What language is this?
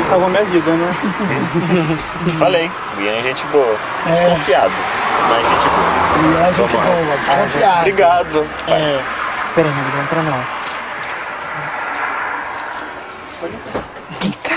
Portuguese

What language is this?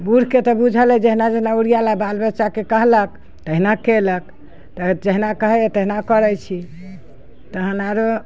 Maithili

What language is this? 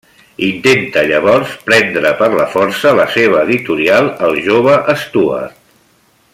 Catalan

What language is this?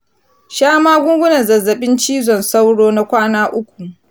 Hausa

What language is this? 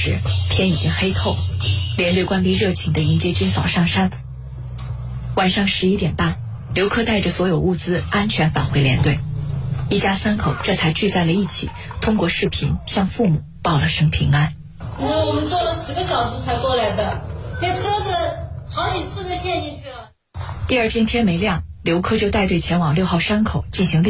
Chinese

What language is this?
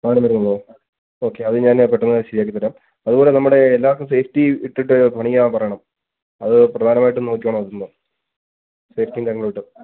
Malayalam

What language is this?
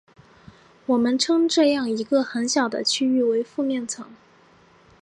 Chinese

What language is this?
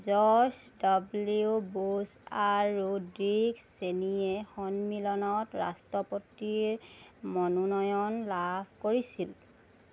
Assamese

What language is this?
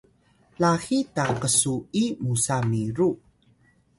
Atayal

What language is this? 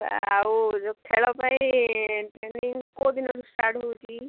Odia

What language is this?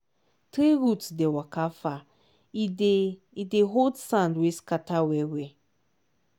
Nigerian Pidgin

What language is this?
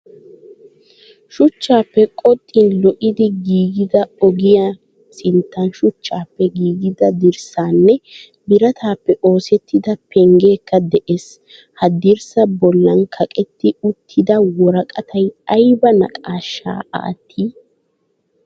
Wolaytta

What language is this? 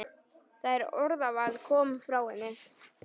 Icelandic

